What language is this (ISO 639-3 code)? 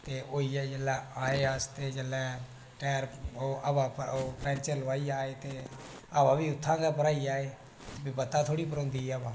doi